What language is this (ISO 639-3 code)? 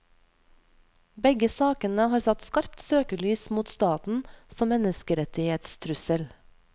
nor